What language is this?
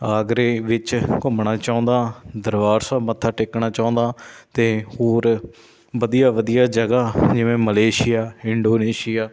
Punjabi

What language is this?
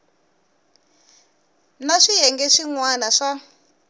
Tsonga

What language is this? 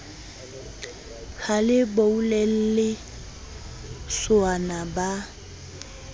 Southern Sotho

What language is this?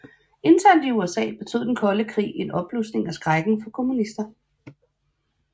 Danish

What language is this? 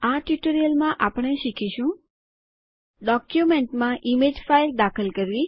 Gujarati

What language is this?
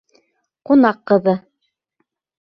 Bashkir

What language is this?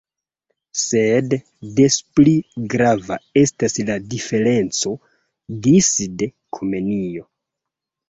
Esperanto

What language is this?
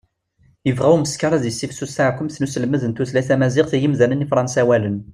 Kabyle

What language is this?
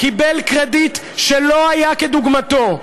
Hebrew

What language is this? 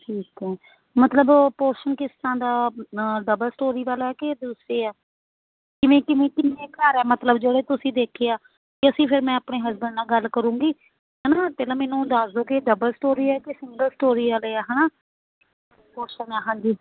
Punjabi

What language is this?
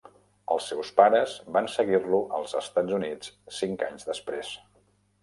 Catalan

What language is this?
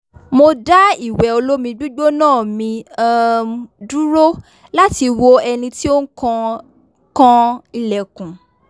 Yoruba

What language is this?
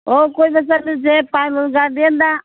Manipuri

